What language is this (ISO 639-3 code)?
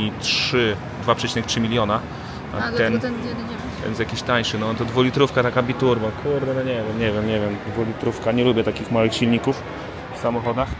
pol